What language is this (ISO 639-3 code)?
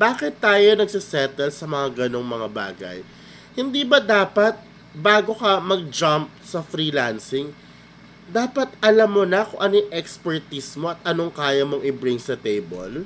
fil